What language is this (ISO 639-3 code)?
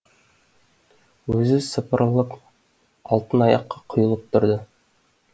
kaz